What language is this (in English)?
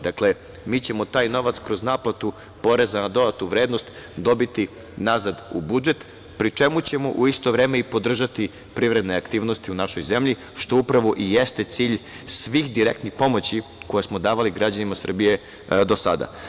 Serbian